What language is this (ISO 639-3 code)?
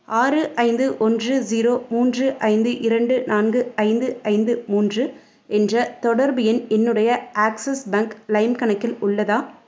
tam